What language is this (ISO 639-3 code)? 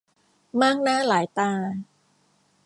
tha